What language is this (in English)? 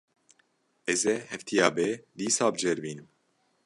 Kurdish